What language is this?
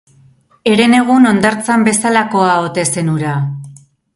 Basque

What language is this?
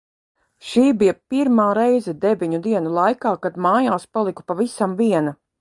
Latvian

